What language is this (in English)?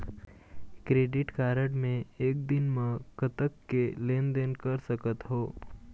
Chhattisgarhi